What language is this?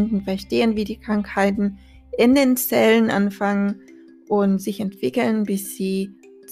German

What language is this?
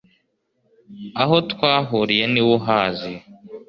Kinyarwanda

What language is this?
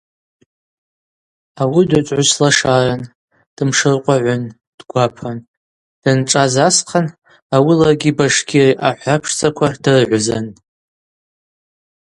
Abaza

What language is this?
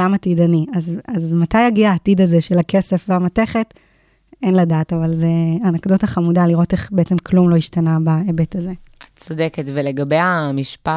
Hebrew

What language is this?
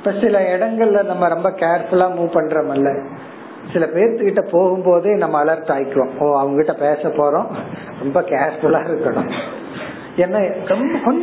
Tamil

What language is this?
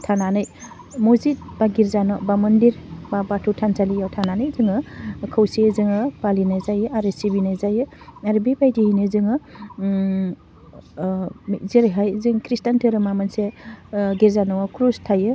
Bodo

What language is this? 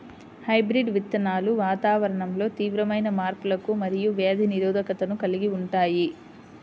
Telugu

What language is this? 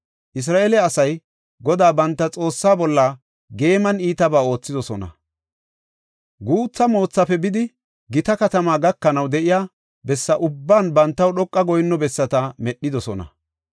Gofa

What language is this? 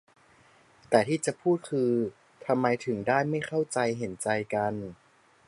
Thai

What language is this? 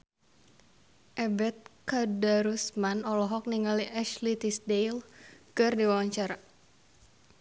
Sundanese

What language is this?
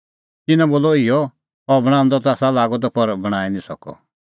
Kullu Pahari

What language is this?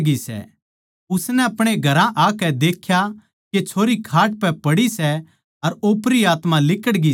Haryanvi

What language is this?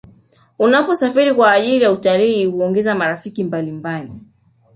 Swahili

